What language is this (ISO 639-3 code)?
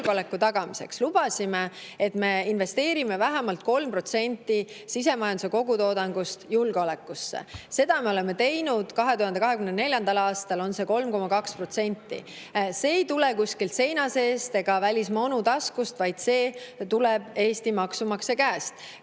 est